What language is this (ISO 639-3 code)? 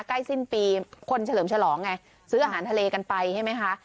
tha